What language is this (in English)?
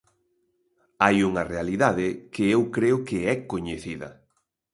Galician